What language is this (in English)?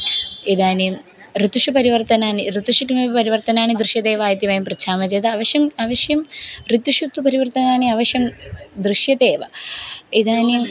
Sanskrit